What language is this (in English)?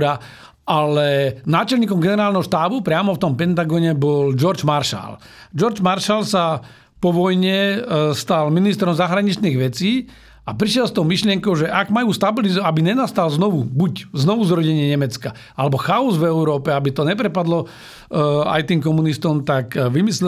Slovak